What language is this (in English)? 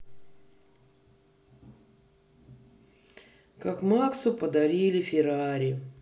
Russian